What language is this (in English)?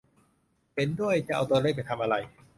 Thai